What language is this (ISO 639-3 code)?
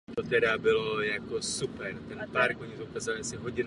ces